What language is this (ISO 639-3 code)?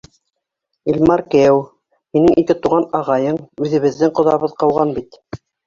bak